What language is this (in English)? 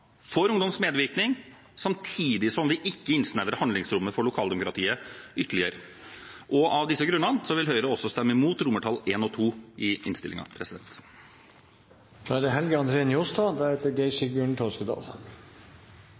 Norwegian